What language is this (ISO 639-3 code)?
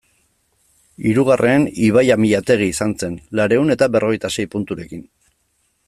eus